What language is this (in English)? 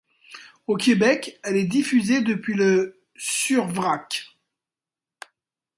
French